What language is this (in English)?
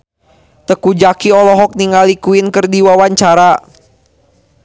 Sundanese